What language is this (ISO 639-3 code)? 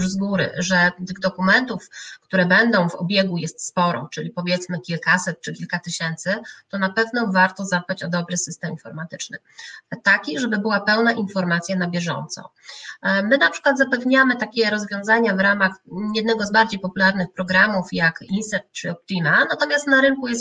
pol